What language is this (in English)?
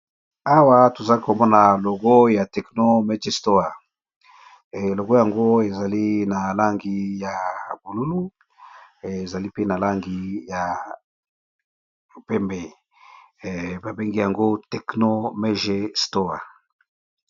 Lingala